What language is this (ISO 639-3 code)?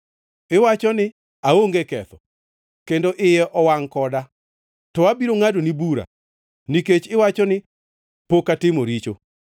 luo